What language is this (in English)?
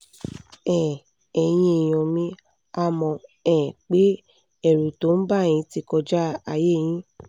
Yoruba